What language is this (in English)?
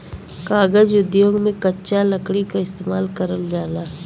Bhojpuri